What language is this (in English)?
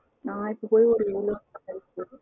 Tamil